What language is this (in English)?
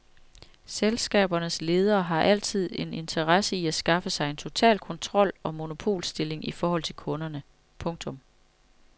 Danish